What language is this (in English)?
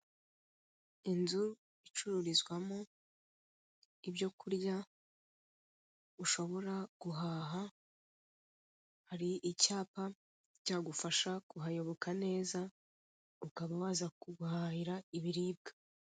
Kinyarwanda